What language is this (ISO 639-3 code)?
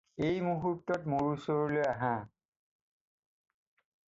asm